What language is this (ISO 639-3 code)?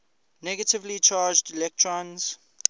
eng